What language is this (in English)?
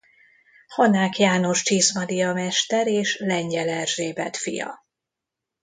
Hungarian